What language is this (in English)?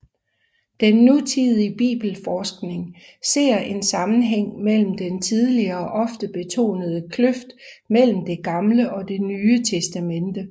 Danish